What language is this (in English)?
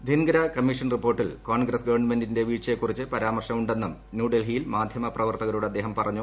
Malayalam